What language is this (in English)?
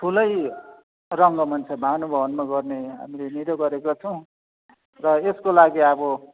Nepali